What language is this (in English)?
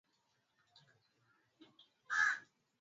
Swahili